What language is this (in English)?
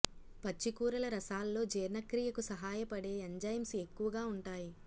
Telugu